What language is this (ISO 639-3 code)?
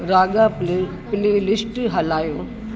snd